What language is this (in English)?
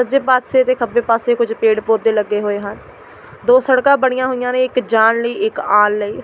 Punjabi